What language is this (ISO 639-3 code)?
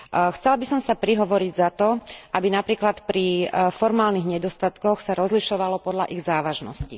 slk